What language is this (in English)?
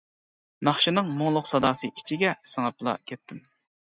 Uyghur